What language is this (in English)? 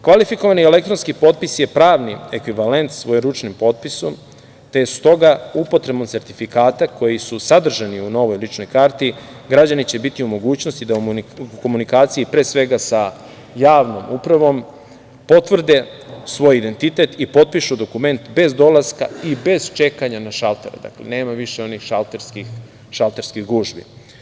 Serbian